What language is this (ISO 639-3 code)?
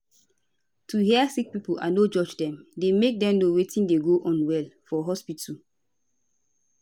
pcm